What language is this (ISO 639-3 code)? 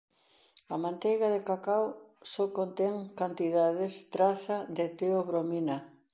glg